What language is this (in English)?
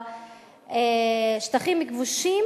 Hebrew